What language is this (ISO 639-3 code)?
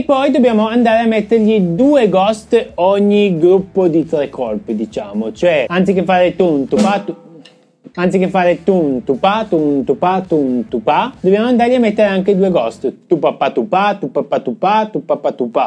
ita